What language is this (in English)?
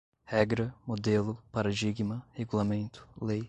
Portuguese